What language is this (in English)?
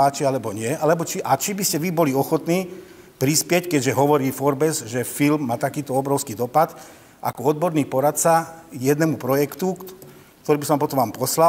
Slovak